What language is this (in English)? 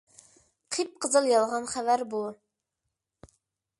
Uyghur